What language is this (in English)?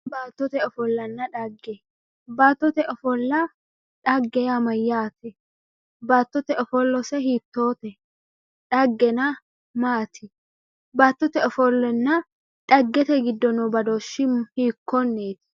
Sidamo